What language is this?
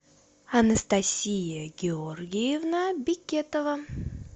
Russian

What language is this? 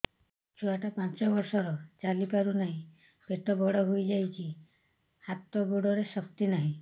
Odia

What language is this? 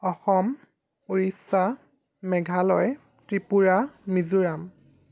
Assamese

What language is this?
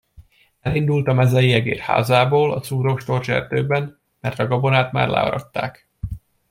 Hungarian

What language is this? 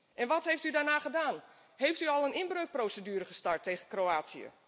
Dutch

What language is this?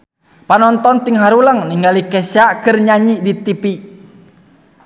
Sundanese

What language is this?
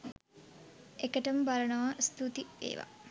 Sinhala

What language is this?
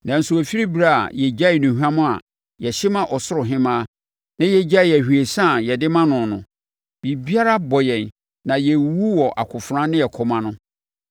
Akan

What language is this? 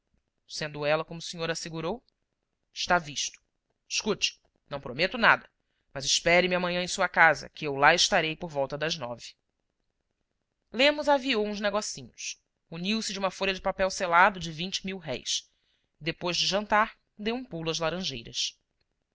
Portuguese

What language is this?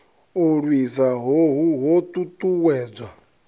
Venda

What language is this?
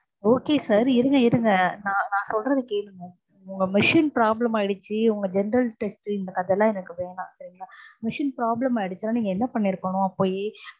Tamil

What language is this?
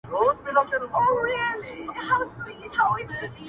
Pashto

